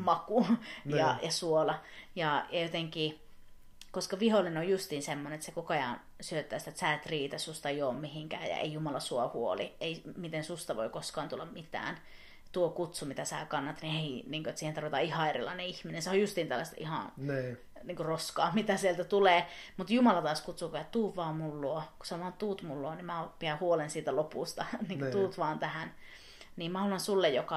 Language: Finnish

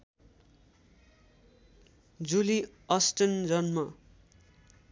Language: Nepali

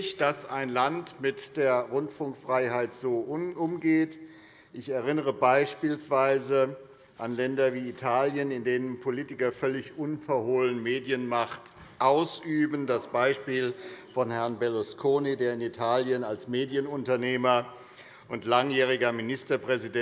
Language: German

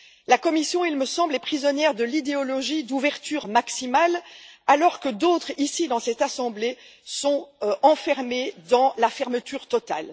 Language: French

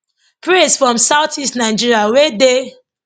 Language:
Nigerian Pidgin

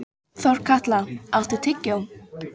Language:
Icelandic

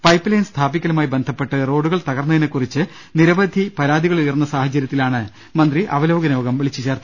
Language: Malayalam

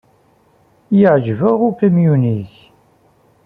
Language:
Kabyle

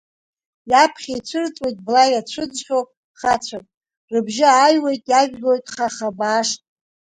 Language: Abkhazian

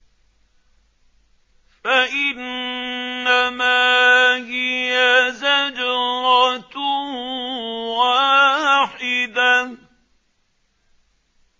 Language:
Arabic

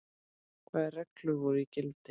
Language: Icelandic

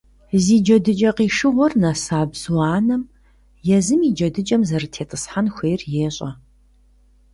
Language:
Kabardian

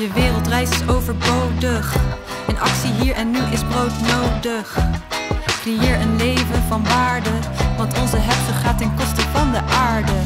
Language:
Dutch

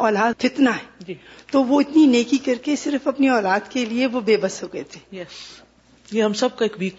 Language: Urdu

